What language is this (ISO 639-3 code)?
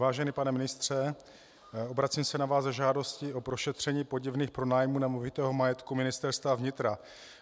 ces